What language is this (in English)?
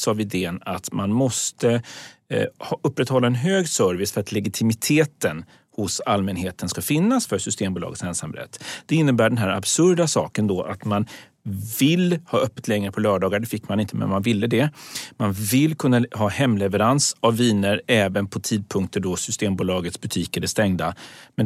Swedish